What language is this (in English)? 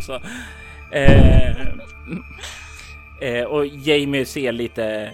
Swedish